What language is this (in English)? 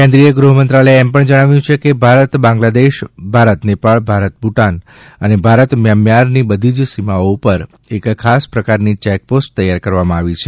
Gujarati